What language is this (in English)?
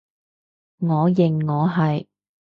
Cantonese